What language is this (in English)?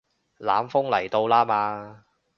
Cantonese